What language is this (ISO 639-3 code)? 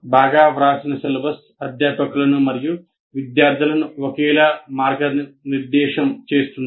tel